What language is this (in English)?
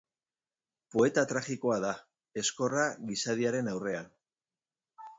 Basque